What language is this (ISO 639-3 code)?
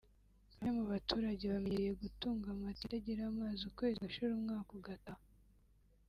kin